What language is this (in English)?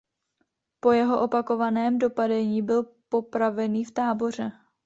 Czech